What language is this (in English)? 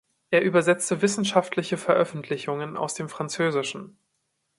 German